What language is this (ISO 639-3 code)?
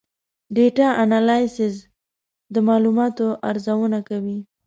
pus